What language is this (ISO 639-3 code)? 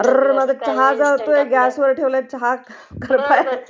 mar